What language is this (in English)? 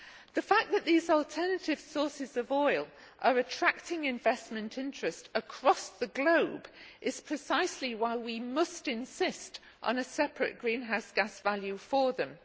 English